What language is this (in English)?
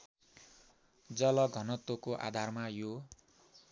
Nepali